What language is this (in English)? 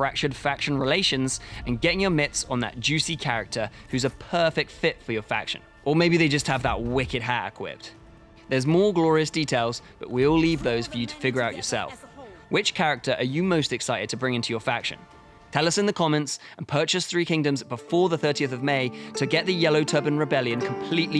English